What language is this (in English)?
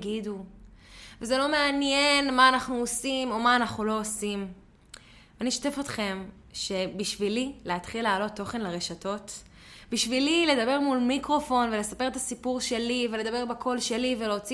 Hebrew